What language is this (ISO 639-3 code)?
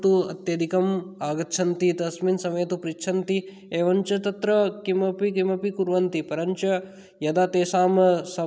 san